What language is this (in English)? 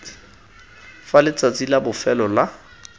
Tswana